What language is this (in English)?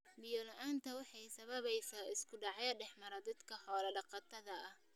Somali